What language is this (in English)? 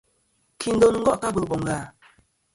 Kom